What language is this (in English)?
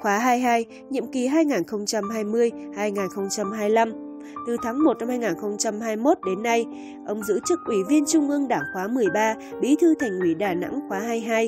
Vietnamese